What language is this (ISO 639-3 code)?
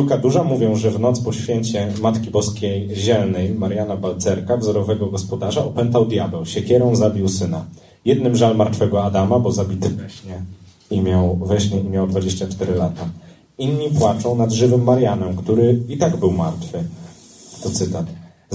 pol